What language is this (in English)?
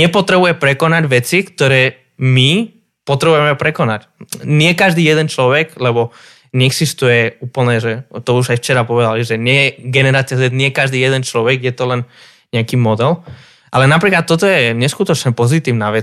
Slovak